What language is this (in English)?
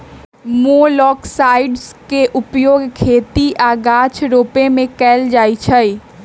Magahi